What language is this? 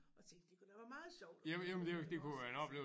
Danish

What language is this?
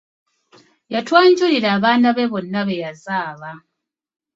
Ganda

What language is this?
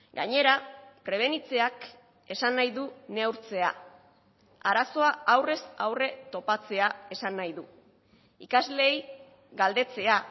Basque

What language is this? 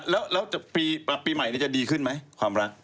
Thai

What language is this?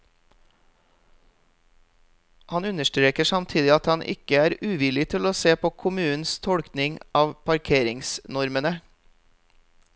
Norwegian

